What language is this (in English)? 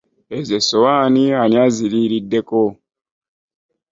Ganda